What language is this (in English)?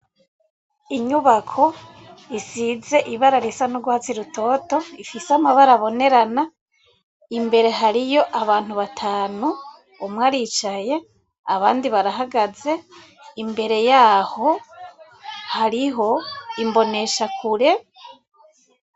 Rundi